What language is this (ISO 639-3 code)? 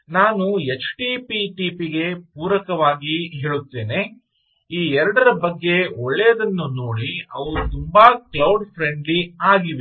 kan